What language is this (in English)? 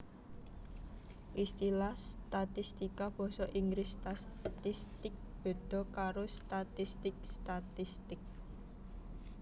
Javanese